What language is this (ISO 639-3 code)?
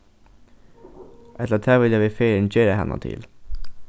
fao